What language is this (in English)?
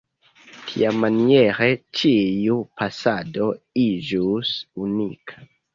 Esperanto